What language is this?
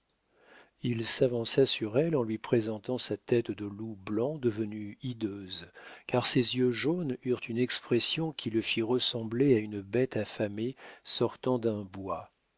French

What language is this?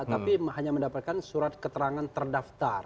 Indonesian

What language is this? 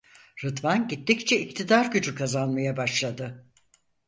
Turkish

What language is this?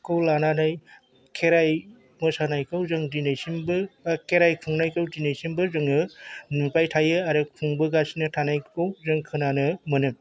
Bodo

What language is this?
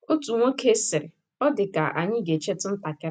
Igbo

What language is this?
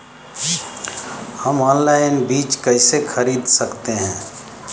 Hindi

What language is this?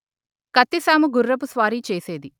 Telugu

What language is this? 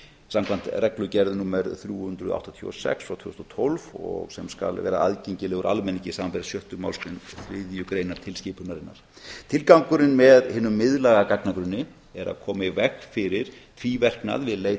Icelandic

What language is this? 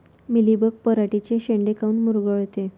Marathi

